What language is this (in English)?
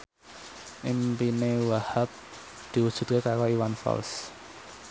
Javanese